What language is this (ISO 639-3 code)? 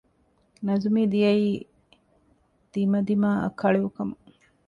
div